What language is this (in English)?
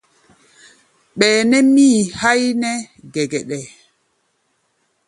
Gbaya